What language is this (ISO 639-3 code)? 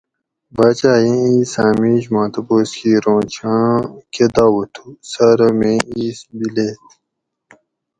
gwc